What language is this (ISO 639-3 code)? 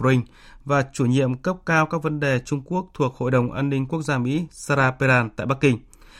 vie